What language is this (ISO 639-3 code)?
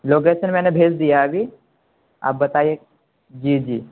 urd